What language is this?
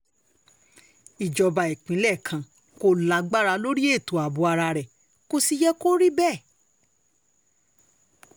Yoruba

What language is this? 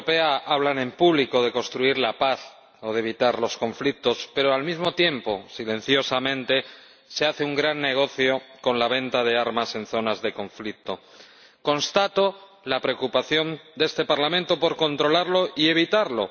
Spanish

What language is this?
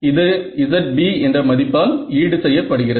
Tamil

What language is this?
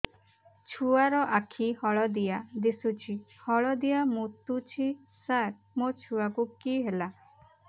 Odia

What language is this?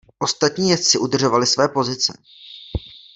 Czech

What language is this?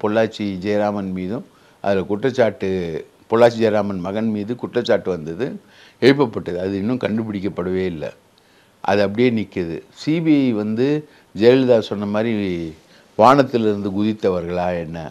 Tamil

